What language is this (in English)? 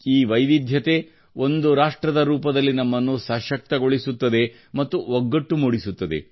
Kannada